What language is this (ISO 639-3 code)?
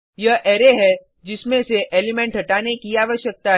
hin